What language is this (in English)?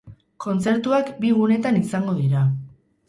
Basque